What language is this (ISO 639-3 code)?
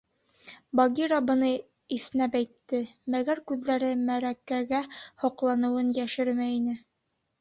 bak